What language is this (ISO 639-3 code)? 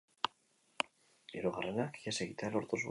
eus